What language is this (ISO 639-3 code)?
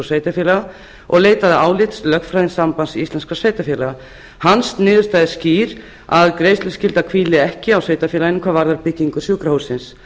isl